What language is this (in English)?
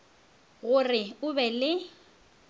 Northern Sotho